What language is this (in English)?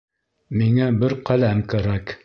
Bashkir